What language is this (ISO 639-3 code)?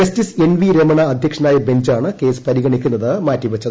mal